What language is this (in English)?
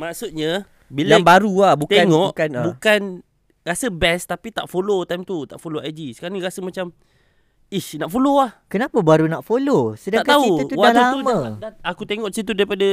Malay